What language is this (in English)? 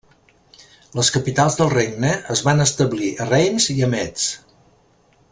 Catalan